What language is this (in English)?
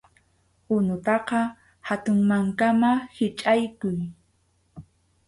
Arequipa-La Unión Quechua